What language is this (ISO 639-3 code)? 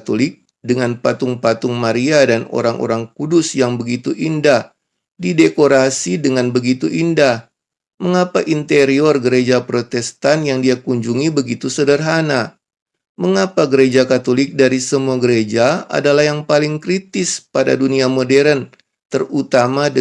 ind